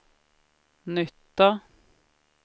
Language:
Swedish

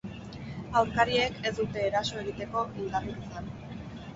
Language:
Basque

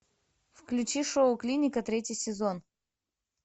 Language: Russian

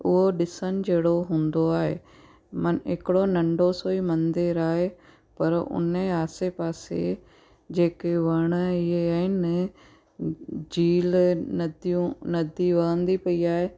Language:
Sindhi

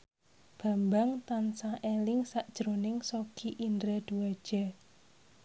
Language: Javanese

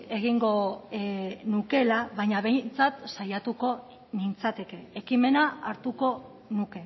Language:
Basque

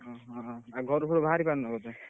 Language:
Odia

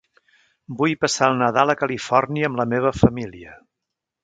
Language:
Catalan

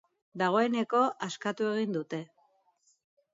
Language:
Basque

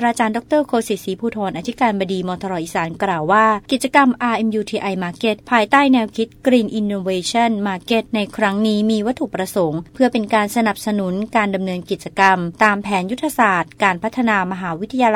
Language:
Thai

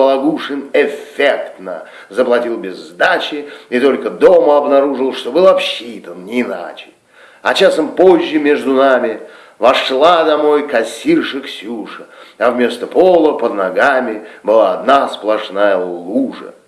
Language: Russian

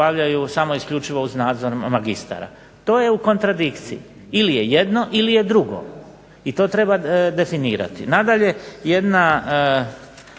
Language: Croatian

